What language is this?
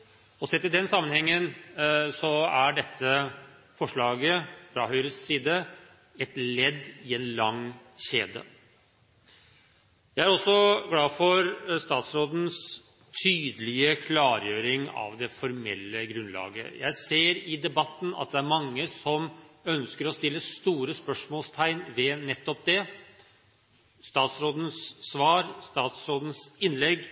Norwegian Bokmål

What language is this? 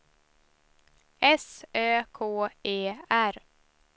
Swedish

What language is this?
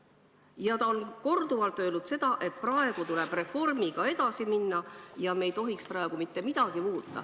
Estonian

